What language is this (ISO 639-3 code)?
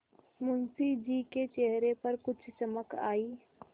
hin